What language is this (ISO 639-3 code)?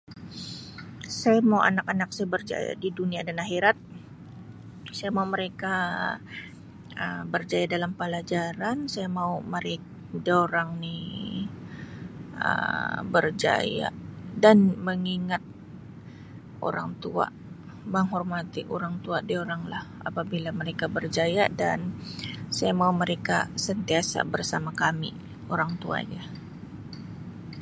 msi